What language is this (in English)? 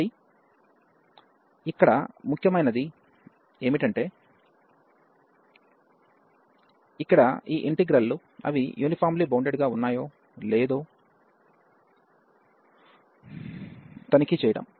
Telugu